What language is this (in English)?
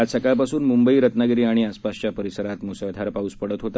Marathi